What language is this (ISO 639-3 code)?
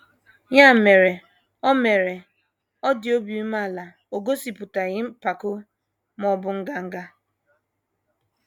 ibo